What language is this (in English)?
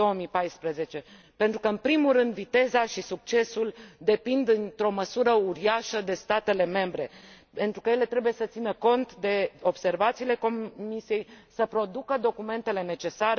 Romanian